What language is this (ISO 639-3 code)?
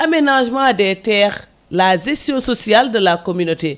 ful